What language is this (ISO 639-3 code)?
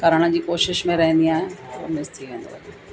snd